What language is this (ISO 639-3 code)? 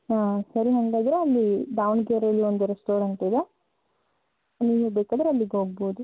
kan